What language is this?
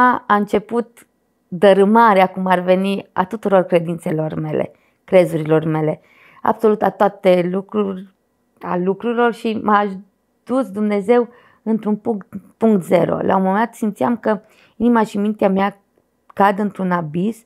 Romanian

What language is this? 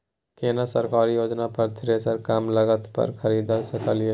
Maithili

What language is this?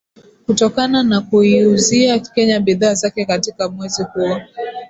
Swahili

